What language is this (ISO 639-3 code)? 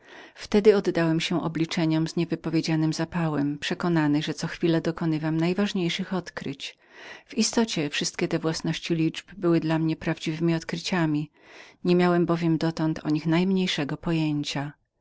pol